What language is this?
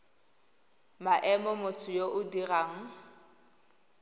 Tswana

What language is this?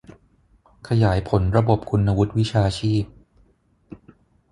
Thai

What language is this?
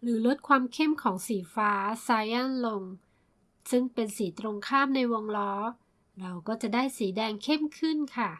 Thai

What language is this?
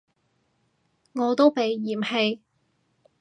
Cantonese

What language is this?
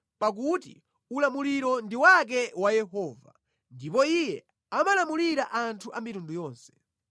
Nyanja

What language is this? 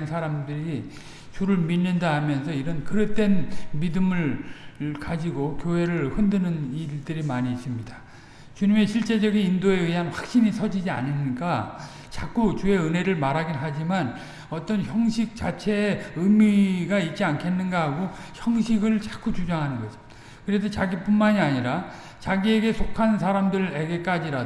Korean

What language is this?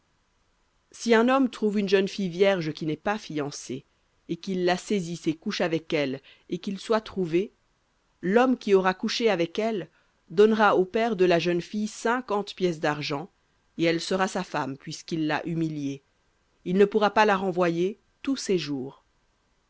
French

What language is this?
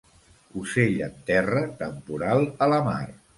Catalan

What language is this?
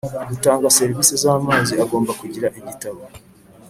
Kinyarwanda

